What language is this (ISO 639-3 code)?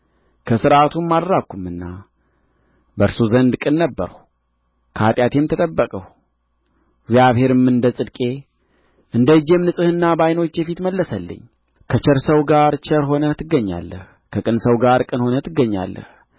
amh